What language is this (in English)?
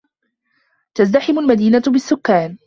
Arabic